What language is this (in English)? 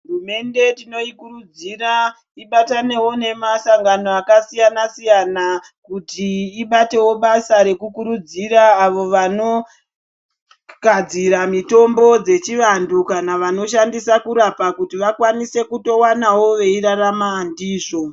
Ndau